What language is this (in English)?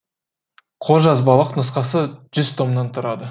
Kazakh